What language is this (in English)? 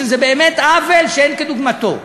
Hebrew